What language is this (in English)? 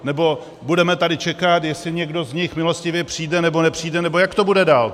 Czech